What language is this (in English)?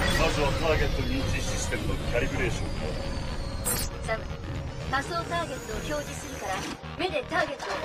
Japanese